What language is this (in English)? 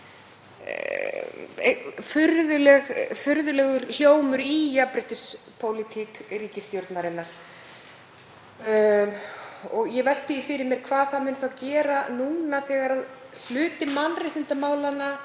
Icelandic